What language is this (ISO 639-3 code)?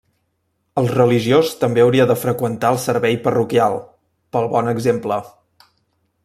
cat